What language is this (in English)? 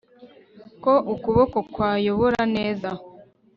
Kinyarwanda